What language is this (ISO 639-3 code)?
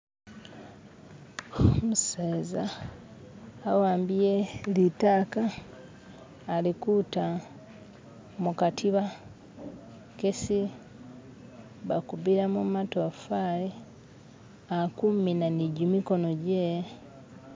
myx